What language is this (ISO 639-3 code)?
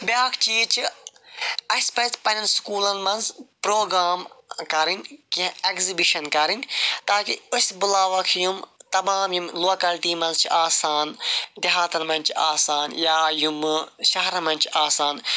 kas